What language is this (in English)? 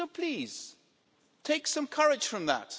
English